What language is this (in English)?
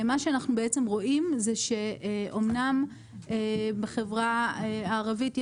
Hebrew